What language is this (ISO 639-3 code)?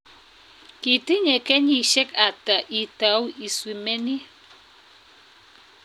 kln